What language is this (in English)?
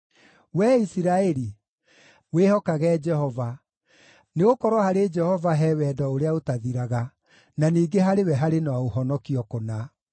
Kikuyu